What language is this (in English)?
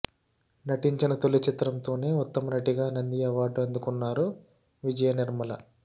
Telugu